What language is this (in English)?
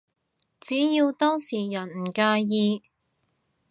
Cantonese